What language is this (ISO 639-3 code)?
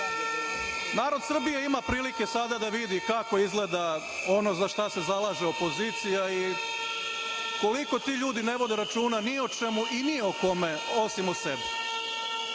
srp